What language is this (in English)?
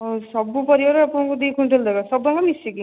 Odia